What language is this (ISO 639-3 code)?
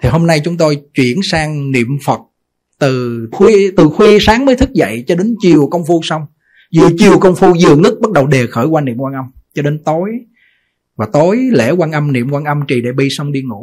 vie